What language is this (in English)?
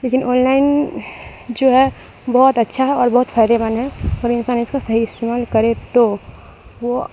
Urdu